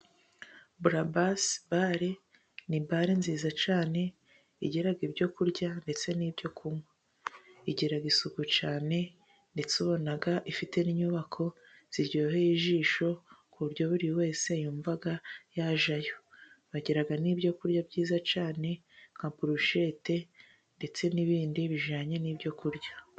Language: Kinyarwanda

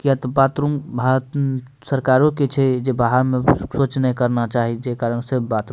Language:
Maithili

